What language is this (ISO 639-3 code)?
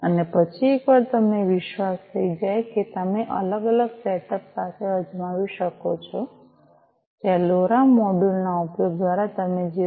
guj